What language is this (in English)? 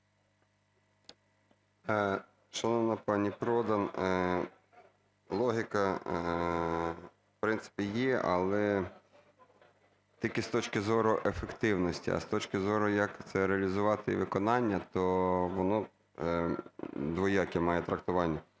Ukrainian